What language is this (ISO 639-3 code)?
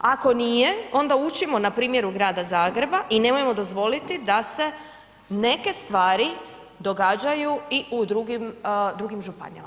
hrv